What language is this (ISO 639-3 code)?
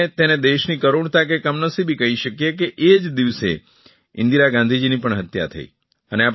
guj